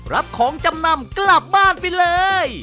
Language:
Thai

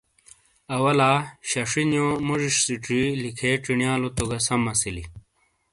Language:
Shina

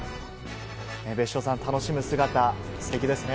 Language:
Japanese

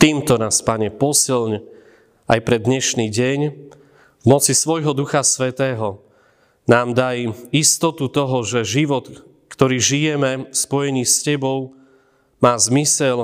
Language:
Slovak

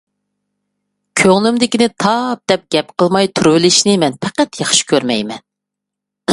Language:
Uyghur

